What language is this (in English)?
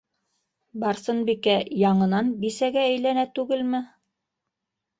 Bashkir